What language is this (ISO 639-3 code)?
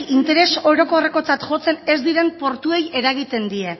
eus